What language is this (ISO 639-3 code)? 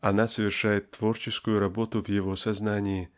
rus